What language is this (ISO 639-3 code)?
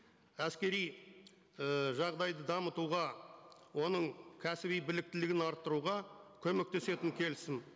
kaz